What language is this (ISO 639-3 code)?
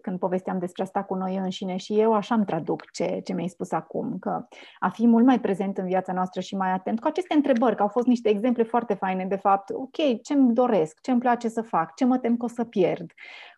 ron